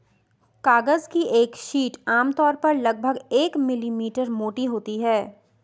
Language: Hindi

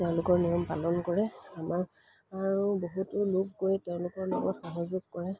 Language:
Assamese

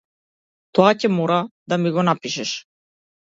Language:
Macedonian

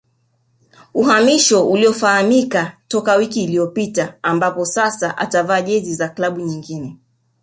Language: Swahili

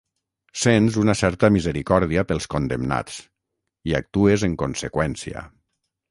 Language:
Catalan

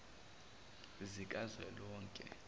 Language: Zulu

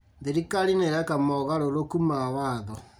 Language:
Kikuyu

